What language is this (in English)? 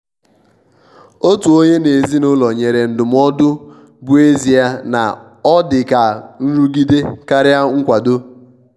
Igbo